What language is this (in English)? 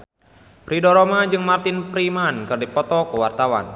Sundanese